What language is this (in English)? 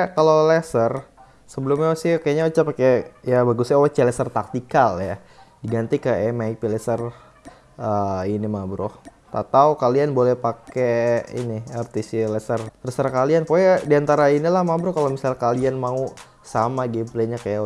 Indonesian